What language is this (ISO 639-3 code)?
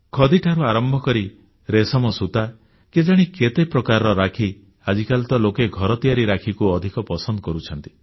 ori